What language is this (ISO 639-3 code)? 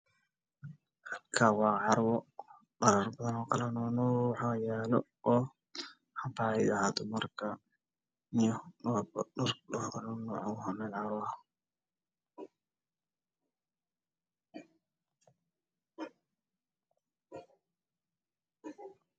som